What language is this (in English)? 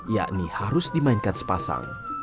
Indonesian